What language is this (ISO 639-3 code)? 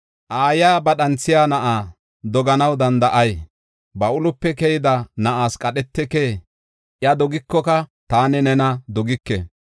gof